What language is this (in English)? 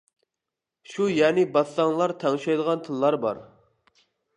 Uyghur